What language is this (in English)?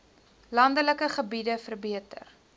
Afrikaans